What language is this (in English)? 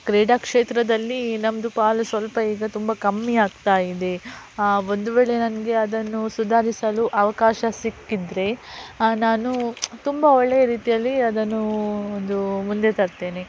Kannada